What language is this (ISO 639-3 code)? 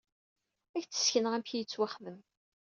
kab